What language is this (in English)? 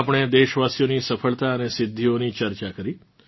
Gujarati